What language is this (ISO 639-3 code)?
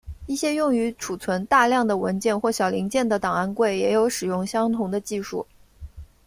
zho